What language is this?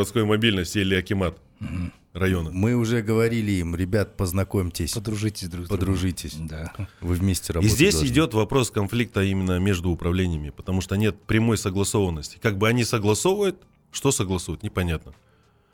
Russian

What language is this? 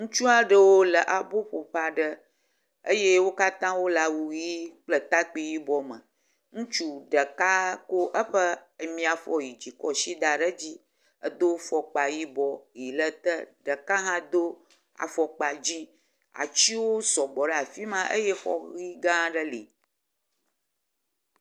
Ewe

